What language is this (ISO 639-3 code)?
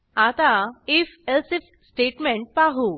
mar